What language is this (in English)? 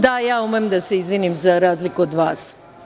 Serbian